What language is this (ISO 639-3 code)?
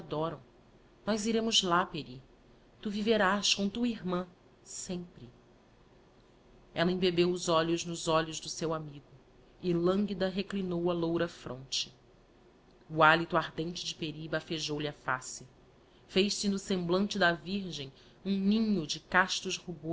por